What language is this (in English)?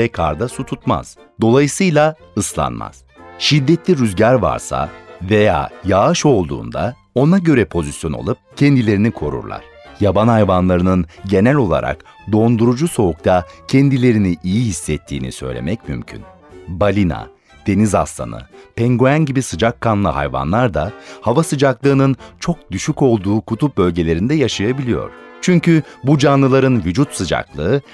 Turkish